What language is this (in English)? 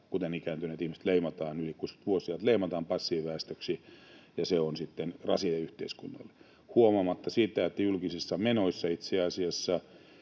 Finnish